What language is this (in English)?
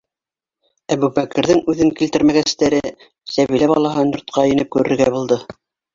Bashkir